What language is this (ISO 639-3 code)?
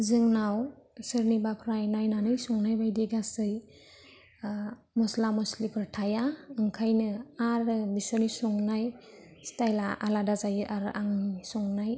brx